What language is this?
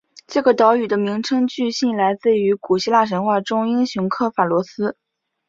Chinese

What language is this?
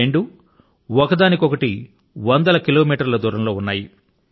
Telugu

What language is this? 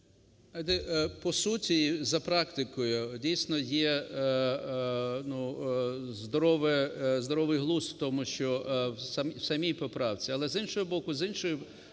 Ukrainian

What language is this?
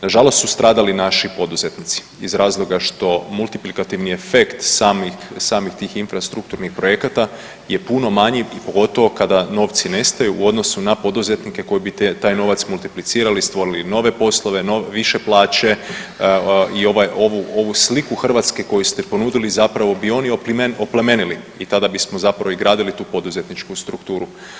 Croatian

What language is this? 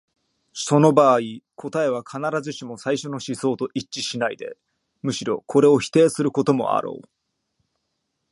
Japanese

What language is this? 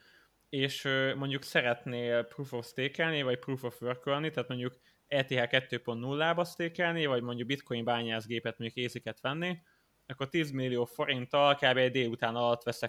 Hungarian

